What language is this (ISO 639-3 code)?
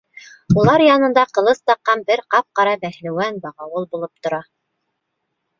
bak